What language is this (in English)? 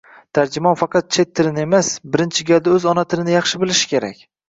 Uzbek